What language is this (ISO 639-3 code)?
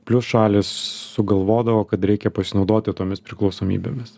lit